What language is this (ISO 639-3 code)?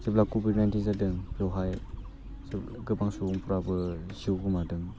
brx